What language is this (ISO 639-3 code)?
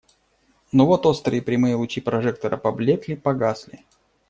rus